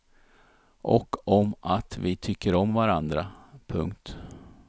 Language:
Swedish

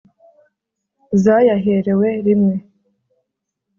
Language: Kinyarwanda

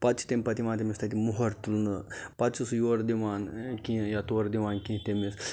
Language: Kashmiri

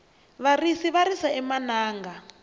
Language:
Tsonga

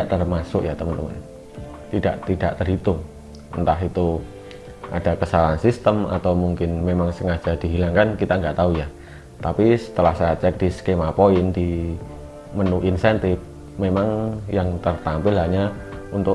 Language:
Indonesian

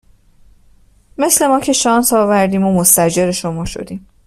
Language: Persian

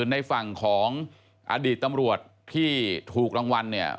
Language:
Thai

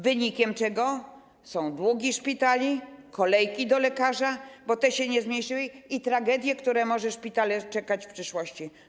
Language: Polish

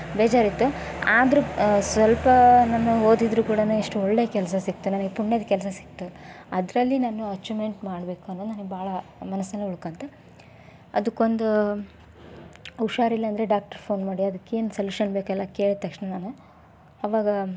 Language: Kannada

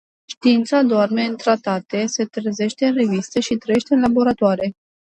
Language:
Romanian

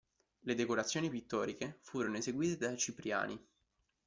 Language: Italian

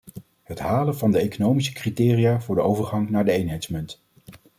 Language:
Dutch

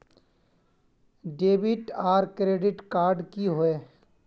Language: Magahi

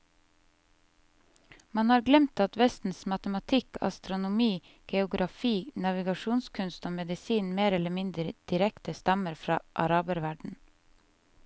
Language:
Norwegian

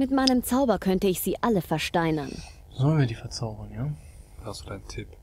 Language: German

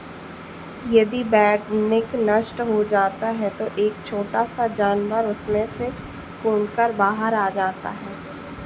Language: Hindi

